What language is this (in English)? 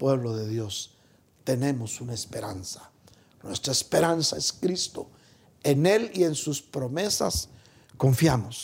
Spanish